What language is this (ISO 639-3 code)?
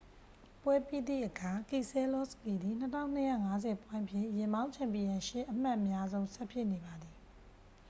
mya